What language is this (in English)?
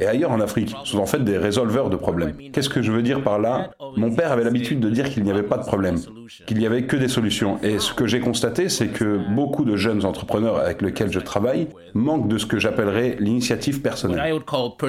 French